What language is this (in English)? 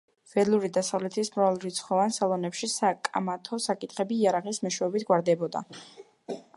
Georgian